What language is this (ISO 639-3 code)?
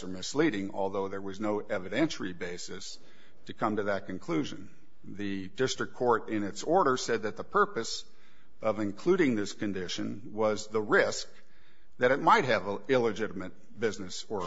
eng